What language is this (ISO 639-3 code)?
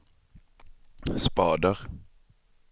swe